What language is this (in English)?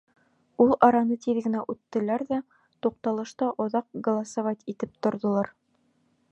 Bashkir